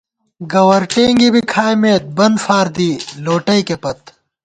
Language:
Gawar-Bati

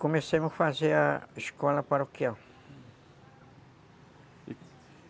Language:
Portuguese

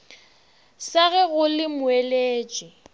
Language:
Northern Sotho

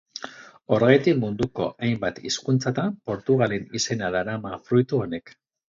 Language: Basque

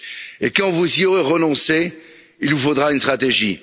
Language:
French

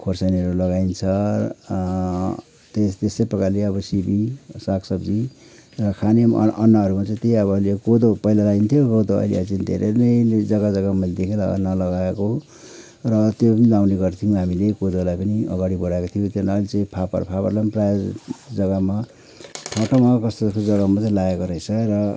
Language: Nepali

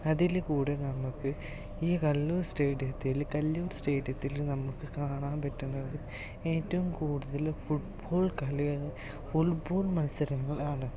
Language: Malayalam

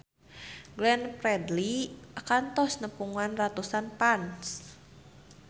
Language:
Sundanese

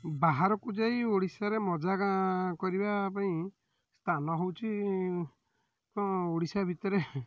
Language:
Odia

